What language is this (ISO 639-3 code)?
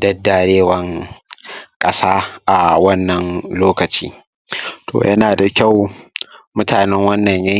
hau